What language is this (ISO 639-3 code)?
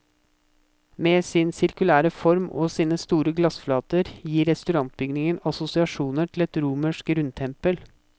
nor